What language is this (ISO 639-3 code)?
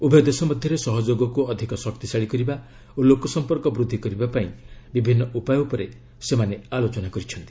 ori